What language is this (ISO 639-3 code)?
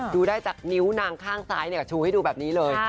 tha